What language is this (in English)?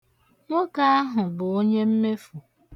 Igbo